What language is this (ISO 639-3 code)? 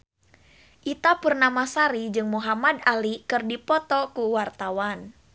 sun